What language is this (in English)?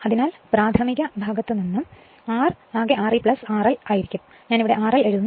Malayalam